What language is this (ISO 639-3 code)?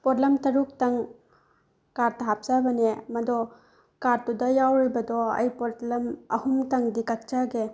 mni